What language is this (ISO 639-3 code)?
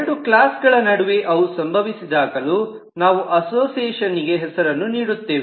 kan